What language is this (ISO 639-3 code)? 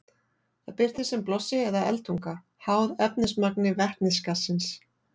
isl